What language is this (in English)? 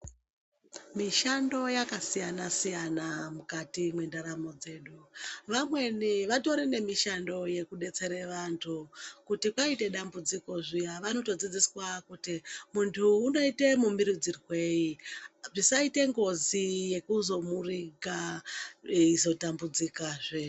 Ndau